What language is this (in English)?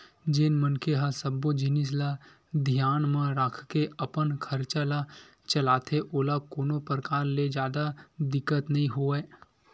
Chhattisgarhi